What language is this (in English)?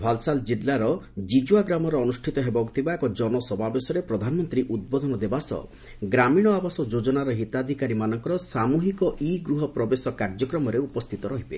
Odia